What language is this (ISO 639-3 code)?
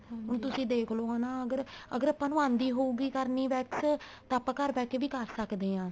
pan